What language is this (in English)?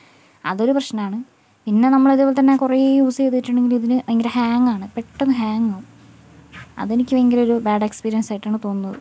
Malayalam